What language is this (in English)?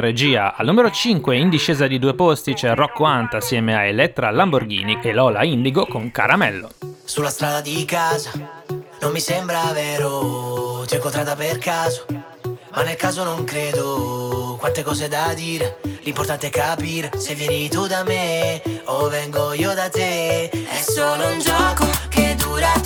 Italian